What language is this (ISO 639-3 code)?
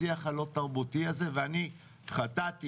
heb